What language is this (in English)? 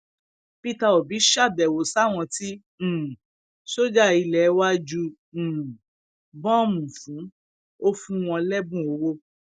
Yoruba